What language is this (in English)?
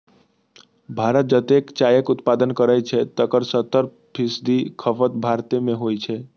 Maithili